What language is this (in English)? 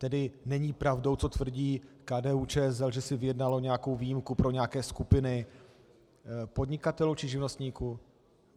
Czech